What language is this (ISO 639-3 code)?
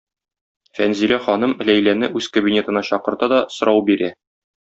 tat